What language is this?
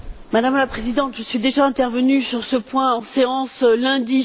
French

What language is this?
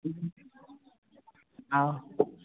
Manipuri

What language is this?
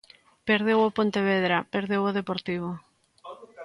Galician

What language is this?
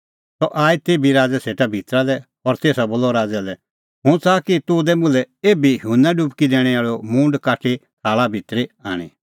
Kullu Pahari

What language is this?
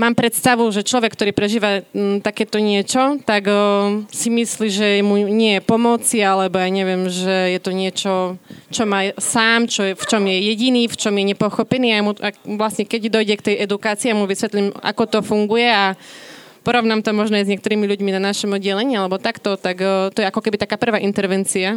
Slovak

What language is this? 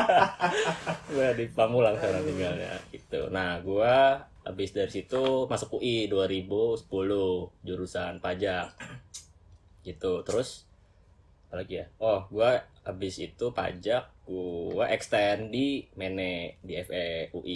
Indonesian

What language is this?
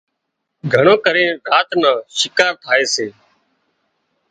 Wadiyara Koli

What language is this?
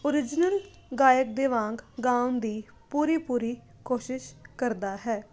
Punjabi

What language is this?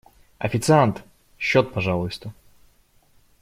Russian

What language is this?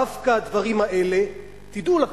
Hebrew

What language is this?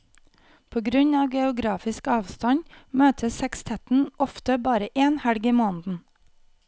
Norwegian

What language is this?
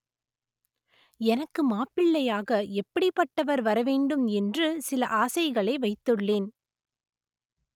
Tamil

